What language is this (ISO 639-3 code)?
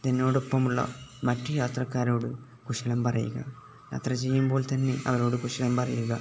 mal